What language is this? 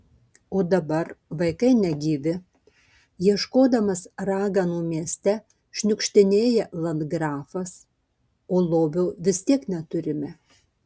Lithuanian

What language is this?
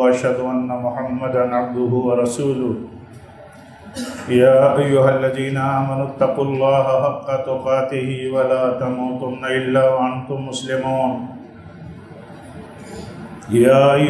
Hindi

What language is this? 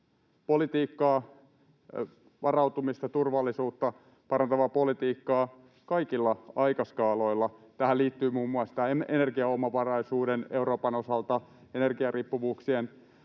Finnish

